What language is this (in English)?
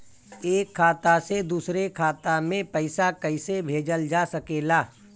Bhojpuri